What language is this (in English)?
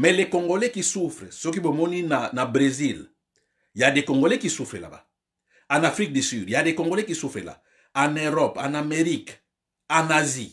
French